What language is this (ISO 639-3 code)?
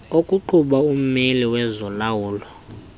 xho